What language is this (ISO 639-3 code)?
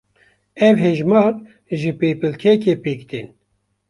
kur